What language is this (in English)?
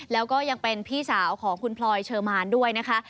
Thai